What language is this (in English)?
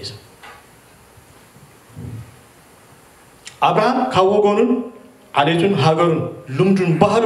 Arabic